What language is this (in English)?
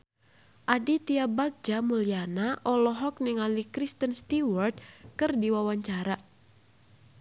Sundanese